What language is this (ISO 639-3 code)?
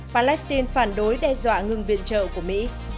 vie